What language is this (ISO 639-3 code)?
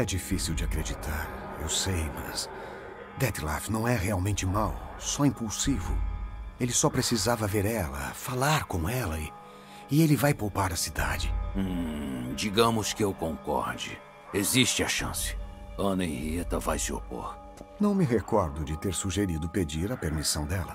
por